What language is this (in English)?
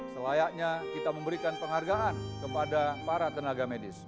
Indonesian